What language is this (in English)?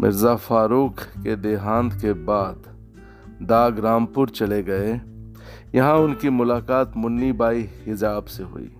Hindi